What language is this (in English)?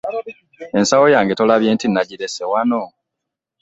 Ganda